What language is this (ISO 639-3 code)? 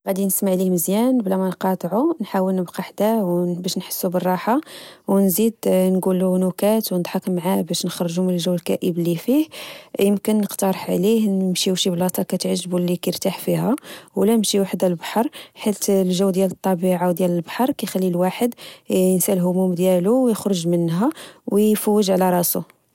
ary